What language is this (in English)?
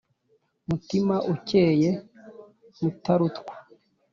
Kinyarwanda